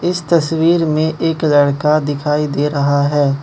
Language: Hindi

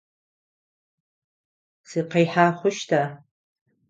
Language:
Adyghe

